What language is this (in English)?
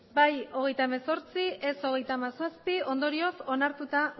Basque